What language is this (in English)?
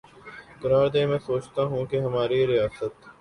Urdu